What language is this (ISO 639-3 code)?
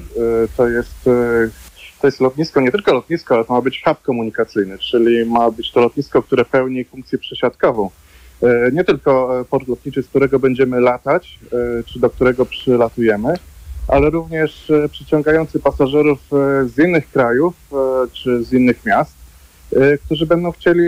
pol